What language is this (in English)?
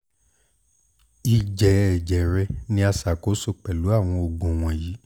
Yoruba